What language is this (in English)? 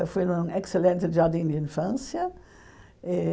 Portuguese